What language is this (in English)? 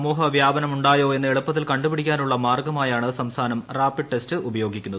Malayalam